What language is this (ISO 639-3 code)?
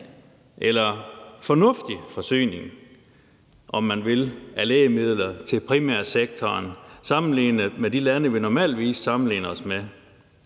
dan